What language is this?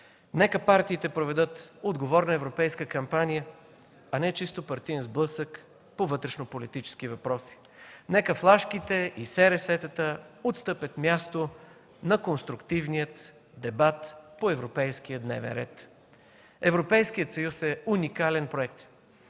Bulgarian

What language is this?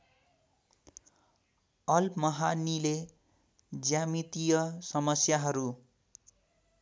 Nepali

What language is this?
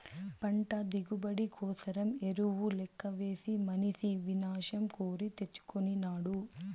Telugu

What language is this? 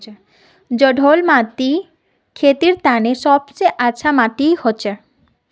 Magahi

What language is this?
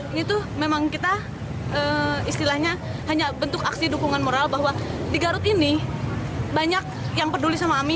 Indonesian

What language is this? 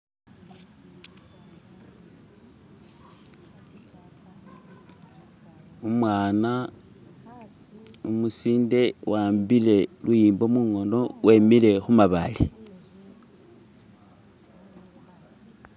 Masaaba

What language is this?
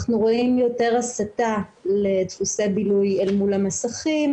Hebrew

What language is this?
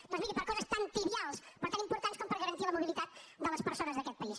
Catalan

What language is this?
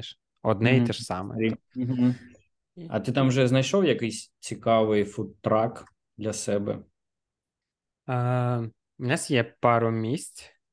Ukrainian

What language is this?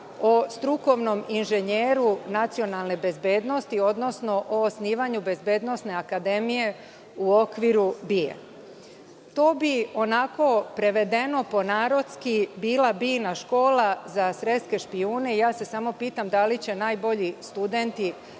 Serbian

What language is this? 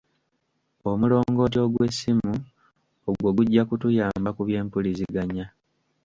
Ganda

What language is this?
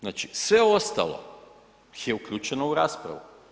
Croatian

